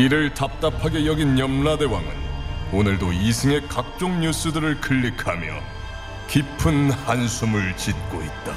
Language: Korean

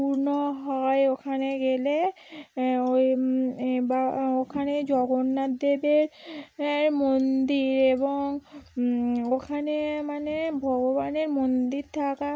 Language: Bangla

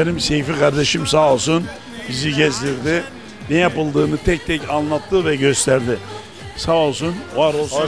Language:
Turkish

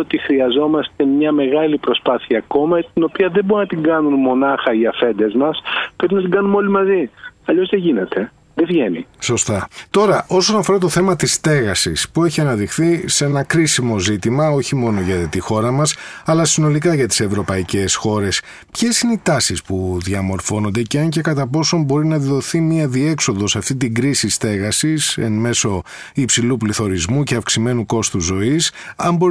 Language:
Greek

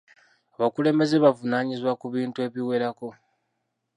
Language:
Ganda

